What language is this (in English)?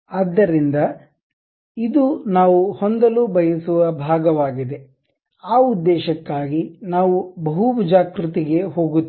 Kannada